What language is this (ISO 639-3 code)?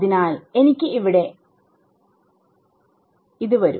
mal